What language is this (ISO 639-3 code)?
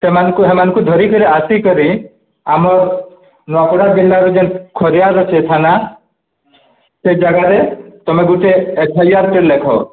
ori